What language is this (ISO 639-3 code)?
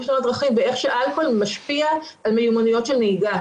heb